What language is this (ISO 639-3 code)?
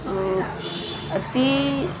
kan